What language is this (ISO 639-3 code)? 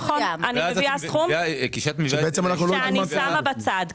heb